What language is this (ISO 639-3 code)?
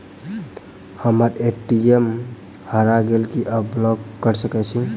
mai